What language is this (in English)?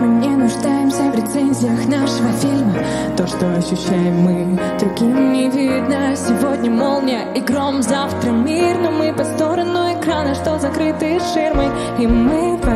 Korean